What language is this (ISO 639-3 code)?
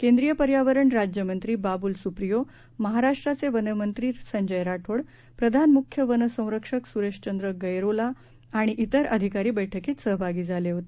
mar